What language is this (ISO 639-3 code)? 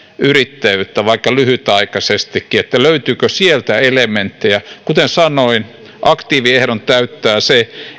fin